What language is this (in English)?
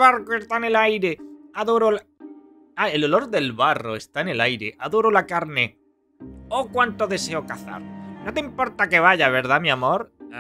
Spanish